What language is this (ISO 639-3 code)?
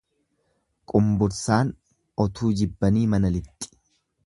orm